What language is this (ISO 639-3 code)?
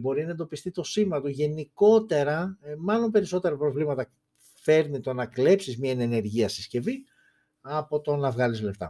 ell